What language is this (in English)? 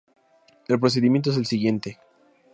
Spanish